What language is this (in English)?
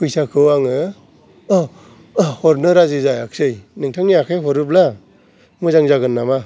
Bodo